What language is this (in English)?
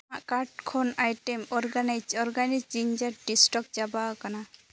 Santali